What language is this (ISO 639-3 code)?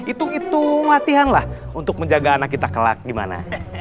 ind